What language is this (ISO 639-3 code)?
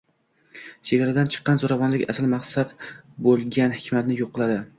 uzb